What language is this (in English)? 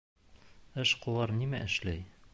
Bashkir